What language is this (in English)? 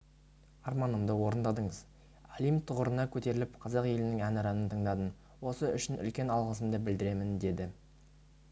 Kazakh